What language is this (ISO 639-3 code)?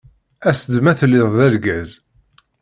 kab